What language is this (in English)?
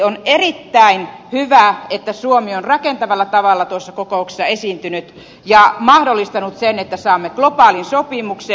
Finnish